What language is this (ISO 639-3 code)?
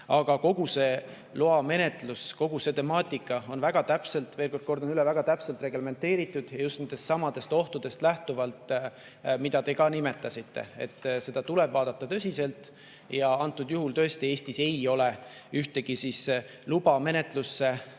est